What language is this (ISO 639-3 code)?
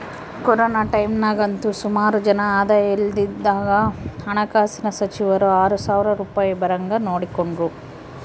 kan